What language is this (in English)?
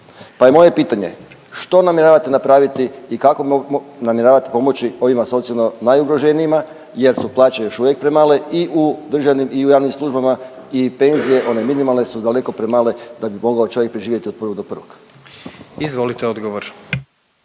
Croatian